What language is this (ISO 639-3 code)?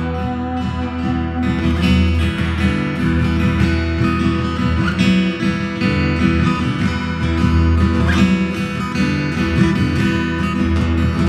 ron